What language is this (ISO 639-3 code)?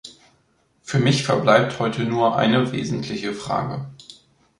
deu